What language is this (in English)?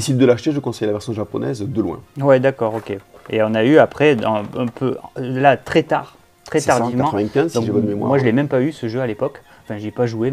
French